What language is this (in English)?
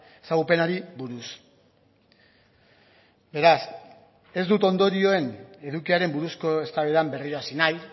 Basque